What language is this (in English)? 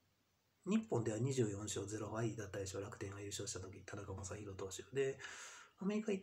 Japanese